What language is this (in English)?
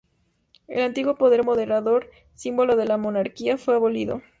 Spanish